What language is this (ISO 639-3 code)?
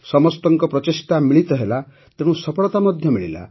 ori